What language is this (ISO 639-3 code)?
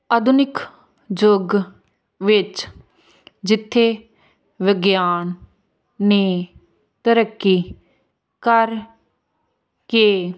pan